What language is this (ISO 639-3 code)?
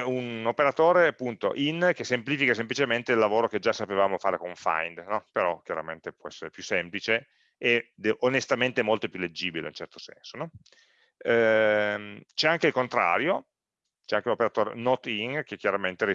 ita